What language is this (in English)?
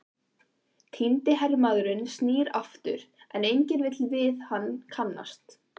Icelandic